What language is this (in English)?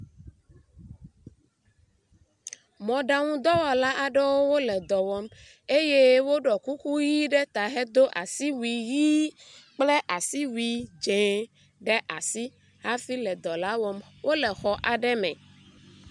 Ewe